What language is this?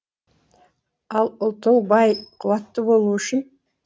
Kazakh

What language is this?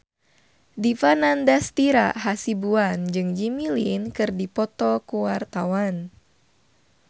Sundanese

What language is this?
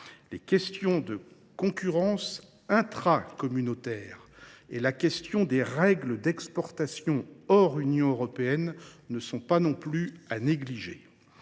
French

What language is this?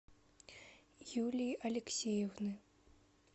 Russian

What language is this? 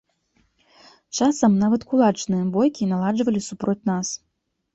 Belarusian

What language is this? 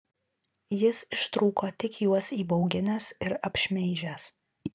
Lithuanian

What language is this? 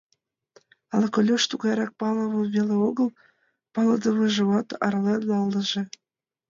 Mari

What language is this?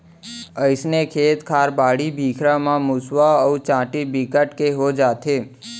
Chhattisgarhi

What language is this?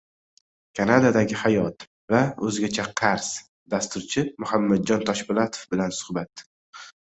Uzbek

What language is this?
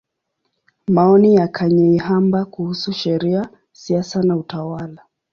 Swahili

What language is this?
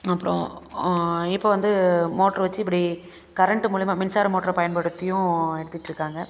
Tamil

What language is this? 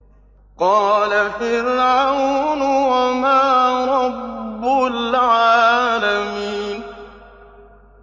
Arabic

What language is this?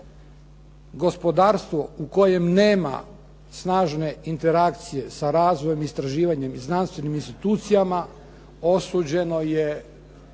Croatian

